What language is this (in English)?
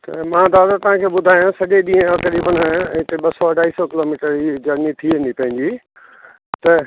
Sindhi